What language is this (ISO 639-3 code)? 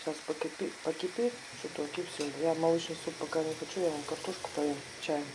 rus